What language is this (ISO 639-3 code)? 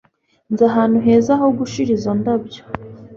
kin